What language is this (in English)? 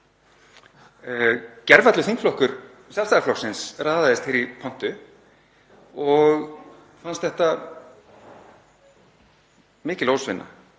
Icelandic